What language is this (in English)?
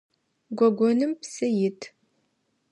Adyghe